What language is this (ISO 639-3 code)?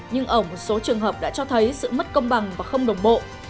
vie